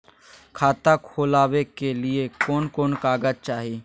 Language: Magahi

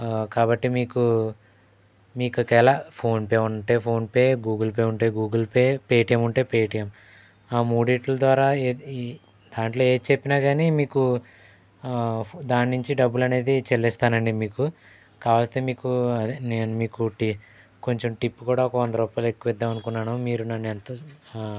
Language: Telugu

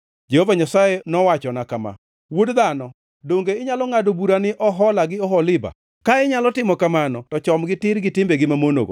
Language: Luo (Kenya and Tanzania)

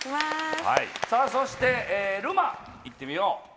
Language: Japanese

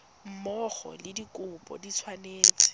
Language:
Tswana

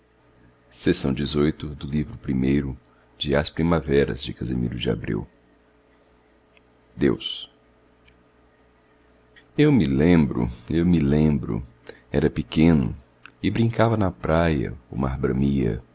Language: Portuguese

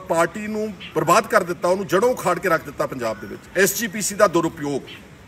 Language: Hindi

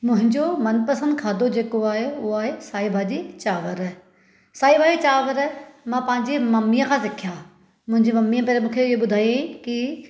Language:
Sindhi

